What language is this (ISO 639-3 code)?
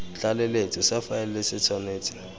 tsn